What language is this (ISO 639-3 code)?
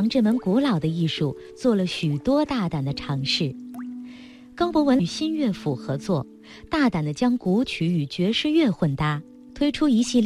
zho